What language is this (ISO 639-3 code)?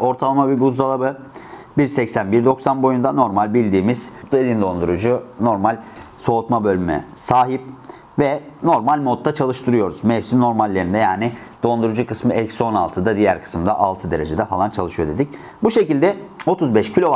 tur